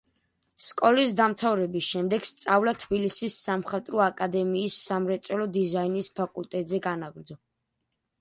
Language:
Georgian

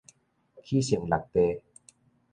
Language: Min Nan Chinese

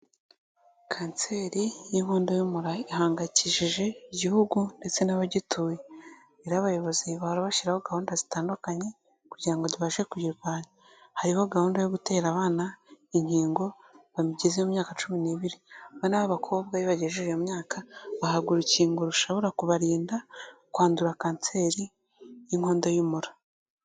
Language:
Kinyarwanda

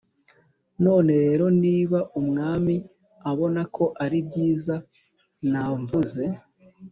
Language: Kinyarwanda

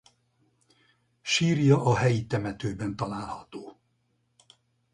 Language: Hungarian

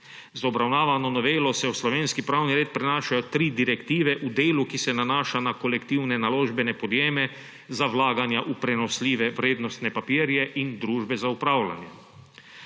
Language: Slovenian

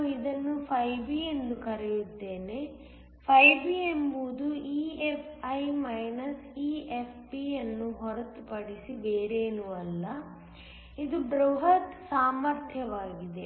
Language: Kannada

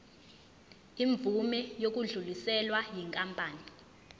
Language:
Zulu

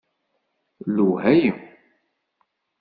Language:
Kabyle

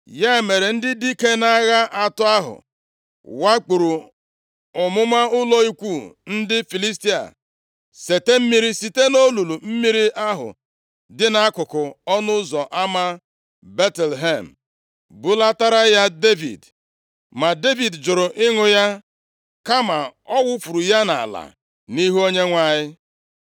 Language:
Igbo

